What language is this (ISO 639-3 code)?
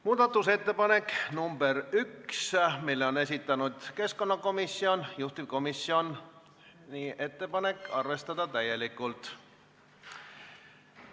est